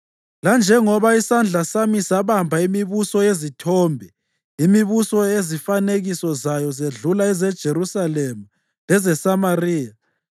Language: North Ndebele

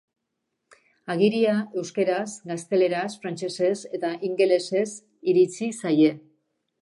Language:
Basque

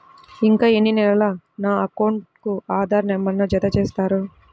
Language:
Telugu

